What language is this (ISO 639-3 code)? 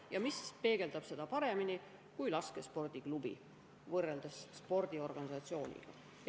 est